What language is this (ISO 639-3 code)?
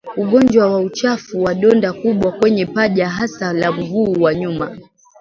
swa